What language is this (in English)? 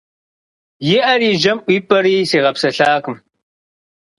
Kabardian